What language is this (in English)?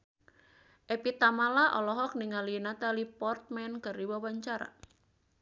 Sundanese